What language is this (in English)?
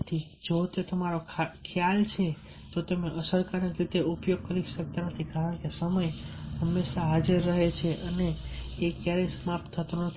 Gujarati